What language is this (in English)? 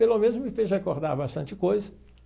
Portuguese